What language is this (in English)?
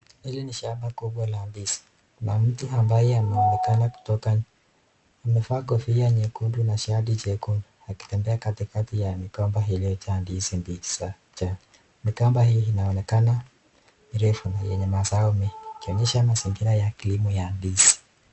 Swahili